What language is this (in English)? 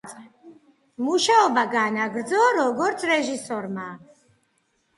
Georgian